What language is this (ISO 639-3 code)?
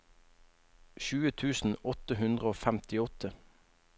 nor